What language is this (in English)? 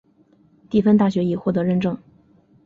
Chinese